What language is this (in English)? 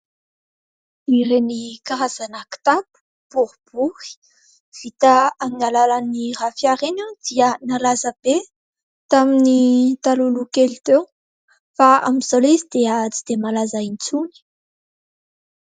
Malagasy